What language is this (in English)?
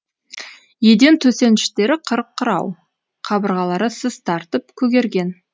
Kazakh